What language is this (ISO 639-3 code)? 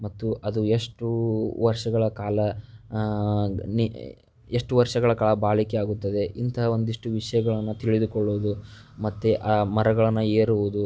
kan